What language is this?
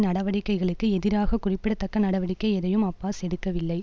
Tamil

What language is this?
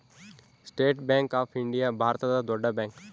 Kannada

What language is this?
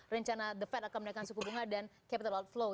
Indonesian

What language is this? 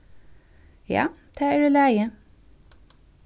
Faroese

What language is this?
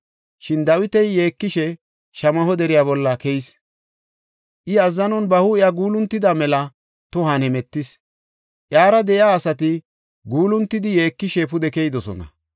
Gofa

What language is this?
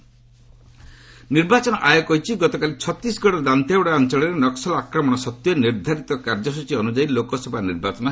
Odia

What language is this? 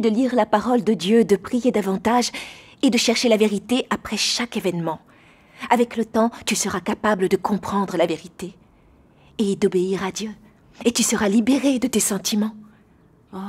French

